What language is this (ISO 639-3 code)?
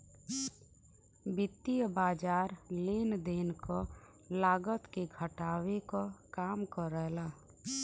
bho